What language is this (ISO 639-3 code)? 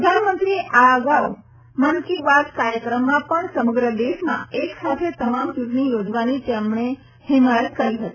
guj